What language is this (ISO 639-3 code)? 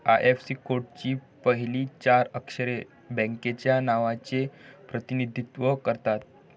mar